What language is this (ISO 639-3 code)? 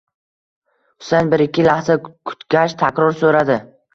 uzb